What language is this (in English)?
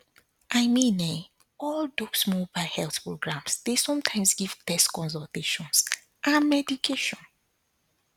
Nigerian Pidgin